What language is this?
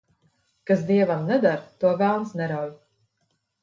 Latvian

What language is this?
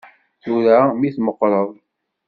Kabyle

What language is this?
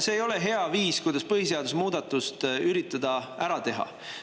Estonian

